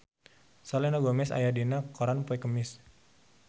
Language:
Sundanese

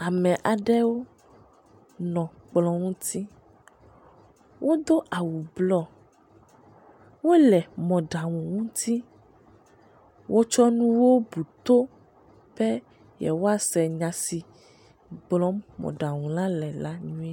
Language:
Ewe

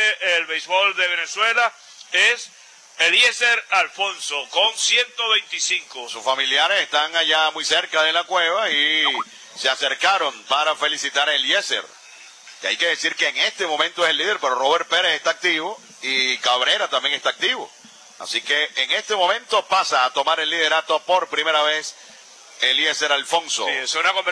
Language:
Spanish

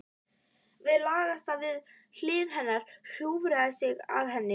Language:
Icelandic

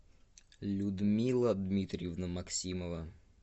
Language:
Russian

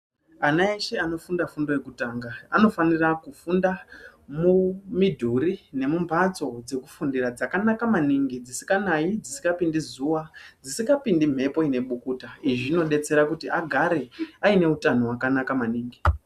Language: Ndau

